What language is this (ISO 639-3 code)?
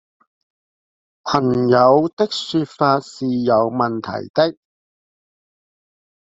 zho